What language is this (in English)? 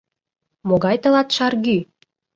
Mari